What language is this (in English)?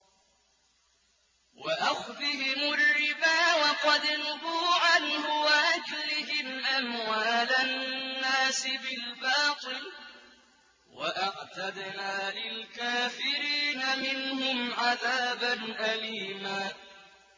Arabic